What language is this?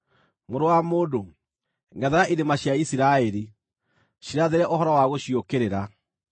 Kikuyu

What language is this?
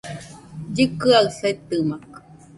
Nüpode Huitoto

